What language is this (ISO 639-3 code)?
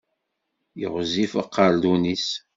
kab